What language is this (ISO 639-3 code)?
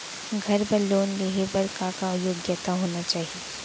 hne